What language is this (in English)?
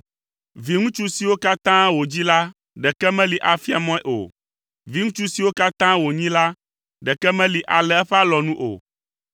Ewe